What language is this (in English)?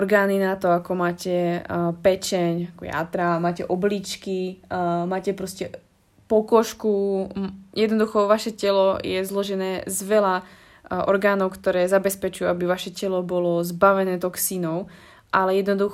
Slovak